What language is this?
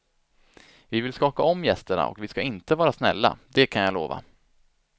Swedish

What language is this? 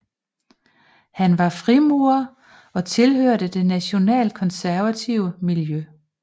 Danish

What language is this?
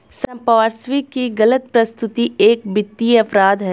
Hindi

